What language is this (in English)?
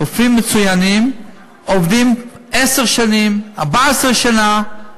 Hebrew